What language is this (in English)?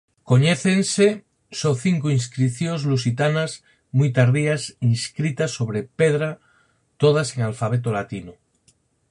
Galician